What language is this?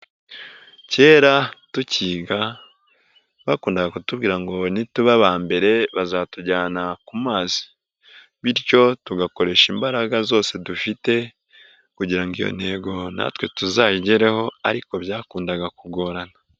Kinyarwanda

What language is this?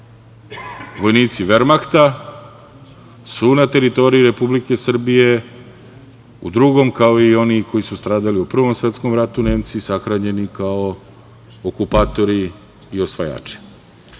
Serbian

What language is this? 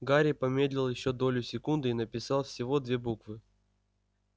Russian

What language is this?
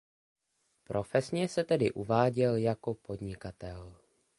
Czech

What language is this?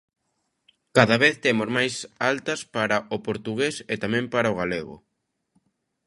Galician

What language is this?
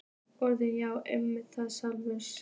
Icelandic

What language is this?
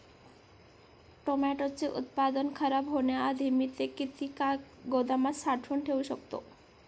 Marathi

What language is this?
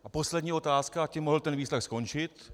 Czech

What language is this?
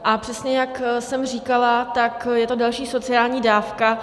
Czech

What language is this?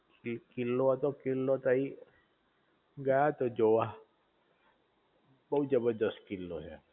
Gujarati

